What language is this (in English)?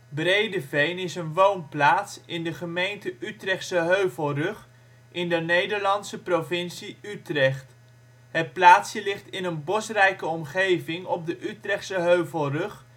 Dutch